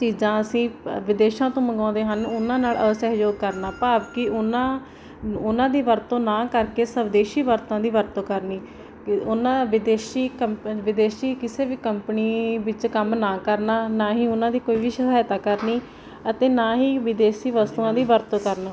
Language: Punjabi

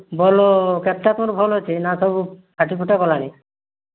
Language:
Odia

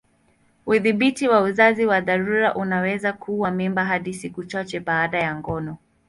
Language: Swahili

